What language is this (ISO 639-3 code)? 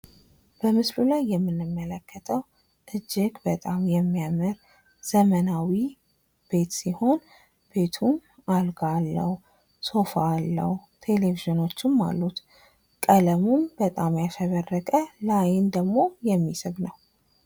amh